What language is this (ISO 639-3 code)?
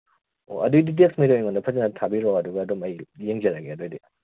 mni